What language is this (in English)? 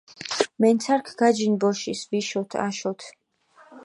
Mingrelian